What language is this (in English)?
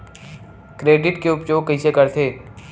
Chhattisgarhi